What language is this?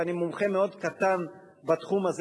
Hebrew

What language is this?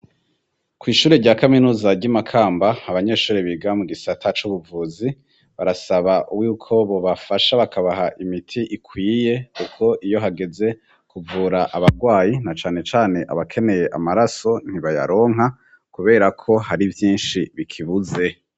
Rundi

